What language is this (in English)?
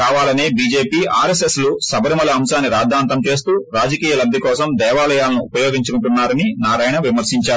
Telugu